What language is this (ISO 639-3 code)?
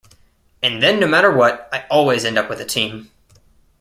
eng